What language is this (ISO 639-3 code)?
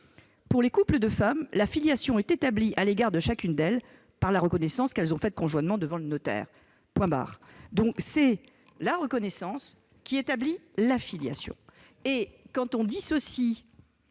fra